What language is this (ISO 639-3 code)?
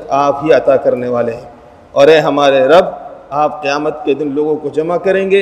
urd